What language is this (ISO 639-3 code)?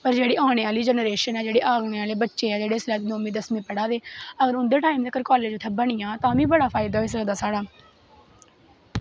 doi